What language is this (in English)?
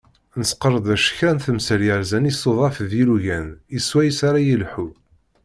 Kabyle